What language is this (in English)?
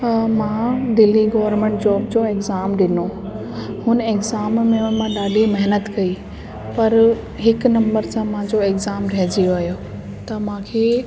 Sindhi